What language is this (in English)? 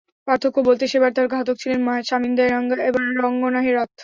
Bangla